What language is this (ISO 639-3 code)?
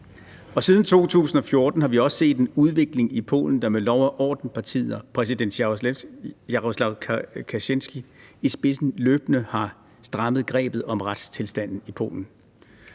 dan